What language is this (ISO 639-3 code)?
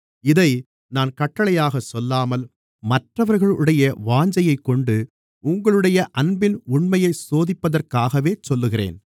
tam